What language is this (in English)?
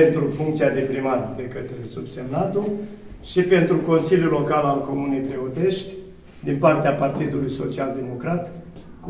Romanian